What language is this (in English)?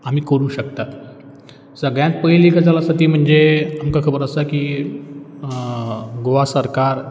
Konkani